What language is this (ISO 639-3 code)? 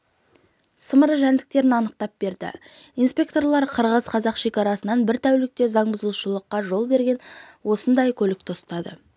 kaz